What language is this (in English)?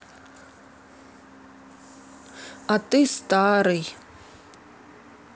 Russian